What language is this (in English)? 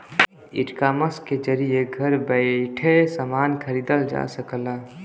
Bhojpuri